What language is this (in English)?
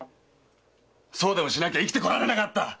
Japanese